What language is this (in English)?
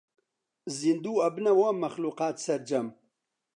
Central Kurdish